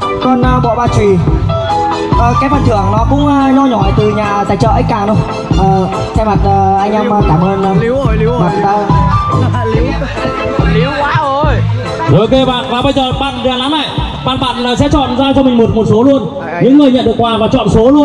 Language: Vietnamese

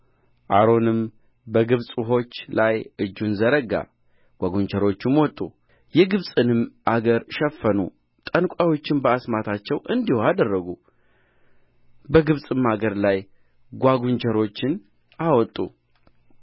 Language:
Amharic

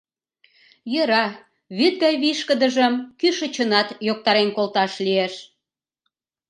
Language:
Mari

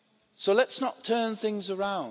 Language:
English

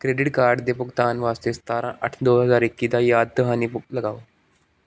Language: Punjabi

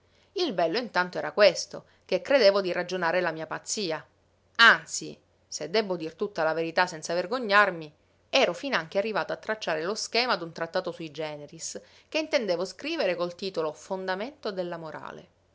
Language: Italian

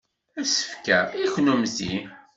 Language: Kabyle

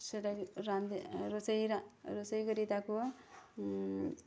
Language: Odia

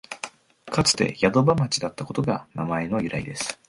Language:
Japanese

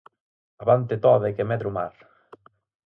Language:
Galician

